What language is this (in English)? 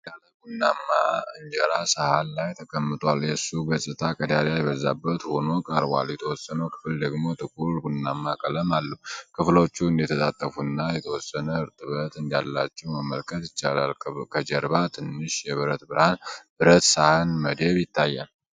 Amharic